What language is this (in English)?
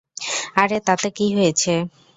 Bangla